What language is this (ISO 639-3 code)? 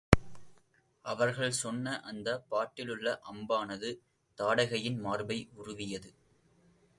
tam